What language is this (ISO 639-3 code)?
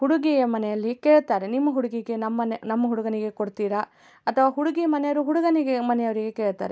kan